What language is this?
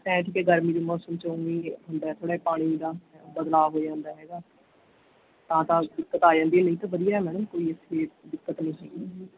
Punjabi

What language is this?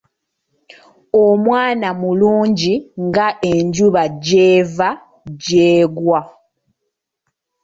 Ganda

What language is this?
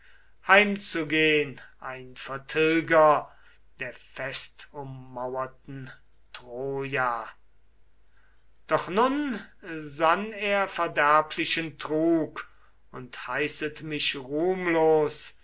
German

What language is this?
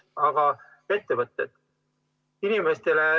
Estonian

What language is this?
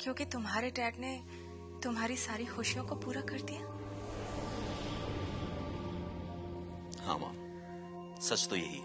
Hindi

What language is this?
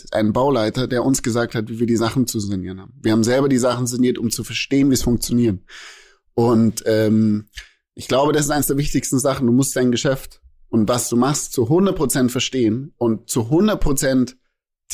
German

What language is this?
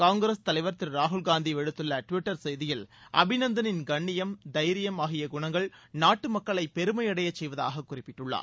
Tamil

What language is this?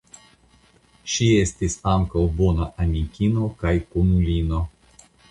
Esperanto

